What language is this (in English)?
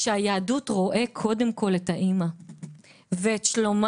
Hebrew